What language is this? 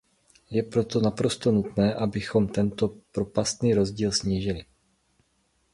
Czech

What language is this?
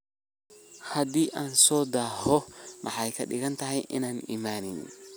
Somali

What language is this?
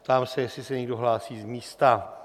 Czech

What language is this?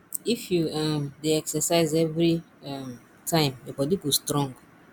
Nigerian Pidgin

